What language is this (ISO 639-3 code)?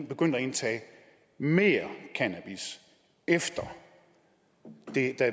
dan